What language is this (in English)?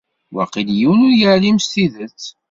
Kabyle